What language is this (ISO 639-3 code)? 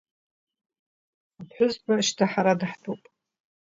abk